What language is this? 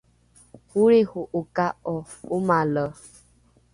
Rukai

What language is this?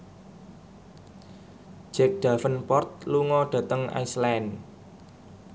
Javanese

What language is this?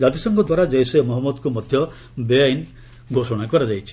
Odia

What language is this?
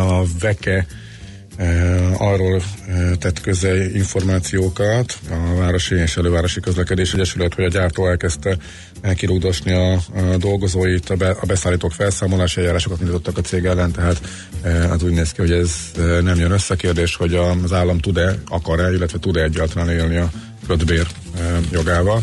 Hungarian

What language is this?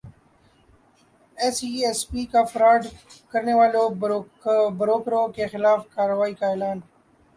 Urdu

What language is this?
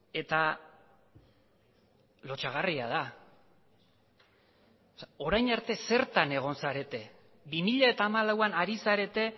Basque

